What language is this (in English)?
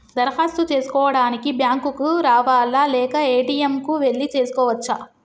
Telugu